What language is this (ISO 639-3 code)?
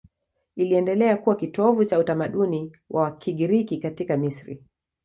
swa